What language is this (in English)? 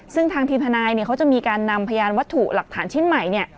Thai